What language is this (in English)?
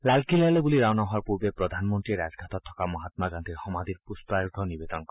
Assamese